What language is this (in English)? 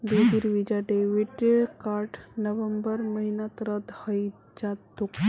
Magahi